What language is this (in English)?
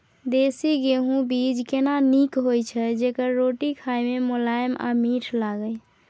Maithili